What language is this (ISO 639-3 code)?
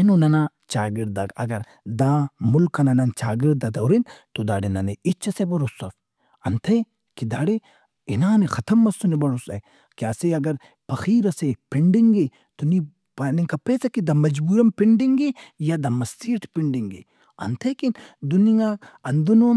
brh